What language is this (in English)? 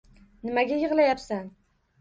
Uzbek